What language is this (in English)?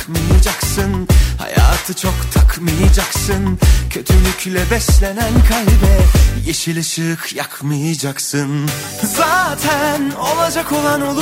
Turkish